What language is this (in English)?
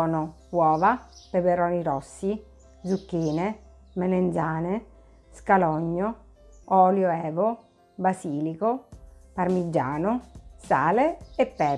Italian